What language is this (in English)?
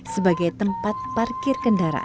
Indonesian